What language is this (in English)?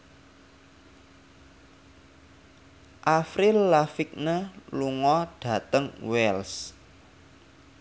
Javanese